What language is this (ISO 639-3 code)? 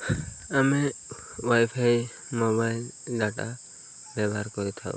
ori